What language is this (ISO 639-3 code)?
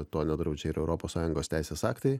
lit